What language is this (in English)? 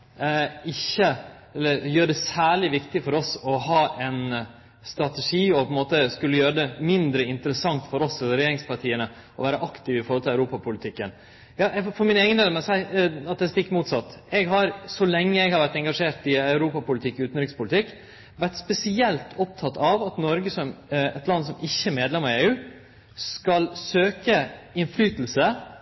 Norwegian Nynorsk